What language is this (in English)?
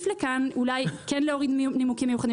Hebrew